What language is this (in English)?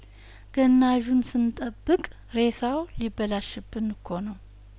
Amharic